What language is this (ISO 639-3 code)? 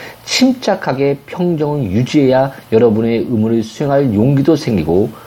kor